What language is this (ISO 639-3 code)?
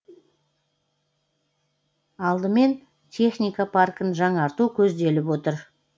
kaz